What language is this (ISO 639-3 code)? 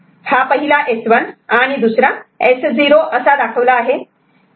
mar